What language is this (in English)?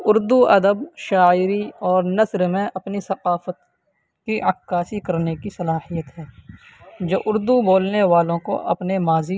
Urdu